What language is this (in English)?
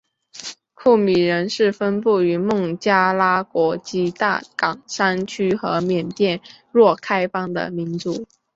Chinese